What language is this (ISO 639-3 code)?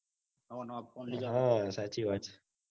guj